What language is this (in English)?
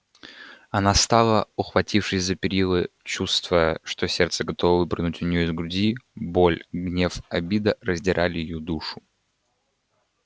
Russian